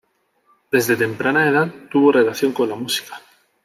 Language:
Spanish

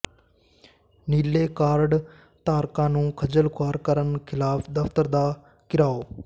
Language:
Punjabi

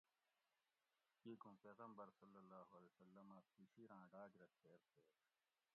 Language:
Gawri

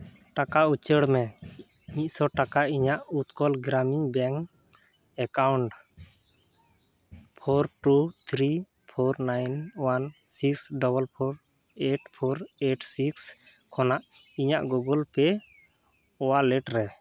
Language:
Santali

